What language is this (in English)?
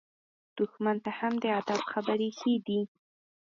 Pashto